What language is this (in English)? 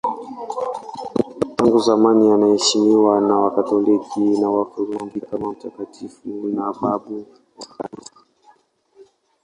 Swahili